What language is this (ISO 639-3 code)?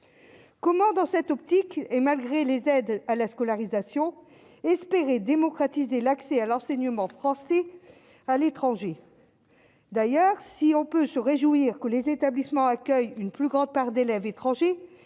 fra